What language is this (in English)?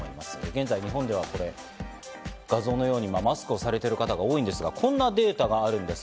Japanese